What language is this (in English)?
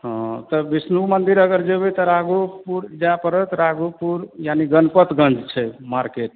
Maithili